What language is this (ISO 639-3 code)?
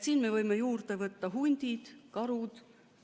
est